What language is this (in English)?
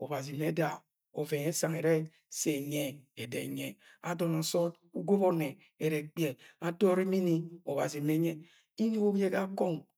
Agwagwune